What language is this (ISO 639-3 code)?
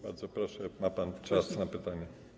pol